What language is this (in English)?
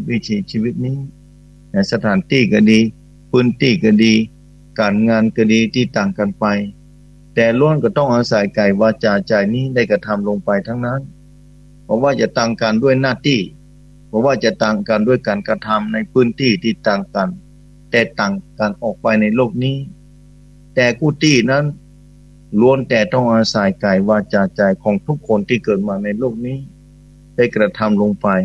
Thai